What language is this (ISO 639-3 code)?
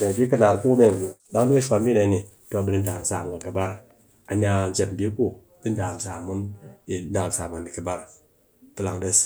cky